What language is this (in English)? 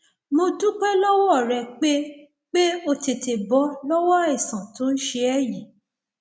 Yoruba